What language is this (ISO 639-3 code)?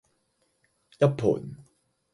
yue